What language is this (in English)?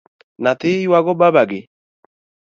Luo (Kenya and Tanzania)